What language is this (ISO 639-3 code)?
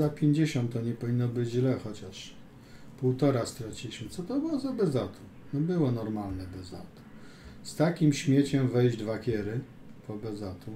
pol